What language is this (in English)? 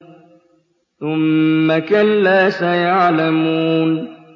Arabic